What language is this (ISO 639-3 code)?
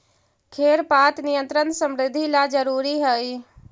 mag